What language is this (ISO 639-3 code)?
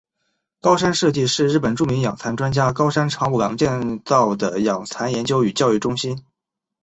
zho